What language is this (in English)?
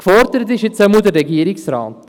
Swiss German